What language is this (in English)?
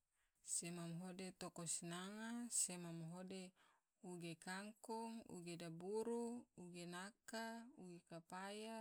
Tidore